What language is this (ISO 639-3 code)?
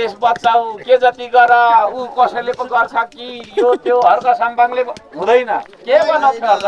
tha